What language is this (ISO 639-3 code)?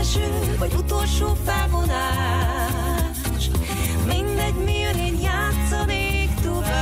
hun